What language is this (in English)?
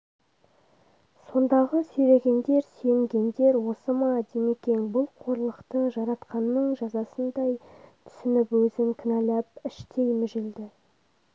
Kazakh